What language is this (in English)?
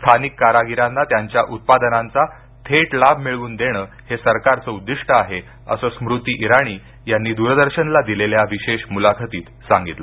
Marathi